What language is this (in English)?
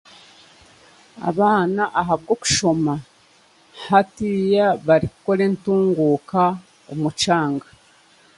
Chiga